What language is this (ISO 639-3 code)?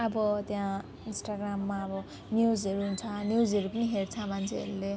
nep